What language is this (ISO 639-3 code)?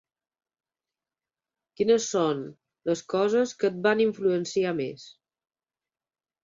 cat